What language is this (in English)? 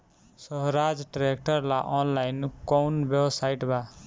Bhojpuri